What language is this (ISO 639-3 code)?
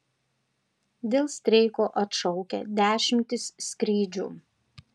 lit